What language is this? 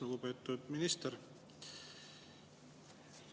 Estonian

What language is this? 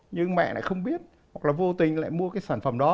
Vietnamese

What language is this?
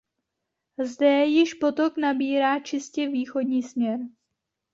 Czech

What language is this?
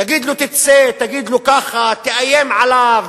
Hebrew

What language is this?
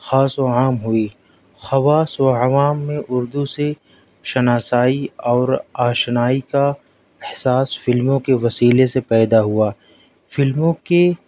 Urdu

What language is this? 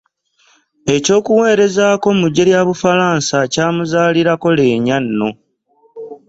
Ganda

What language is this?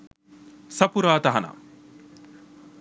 Sinhala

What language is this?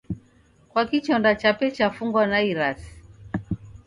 Taita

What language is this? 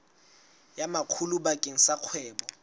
Southern Sotho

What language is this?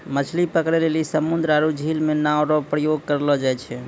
Maithili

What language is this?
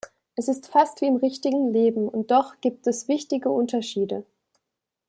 German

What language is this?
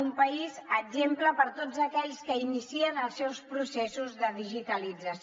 Catalan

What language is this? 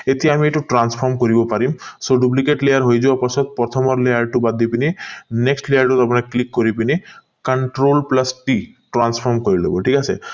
Assamese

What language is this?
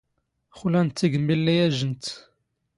Standard Moroccan Tamazight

